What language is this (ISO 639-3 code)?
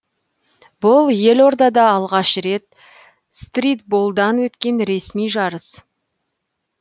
kaz